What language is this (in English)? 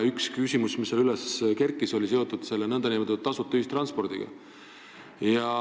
Estonian